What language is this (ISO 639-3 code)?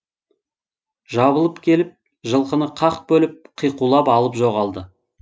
kaz